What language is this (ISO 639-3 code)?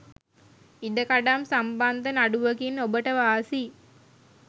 sin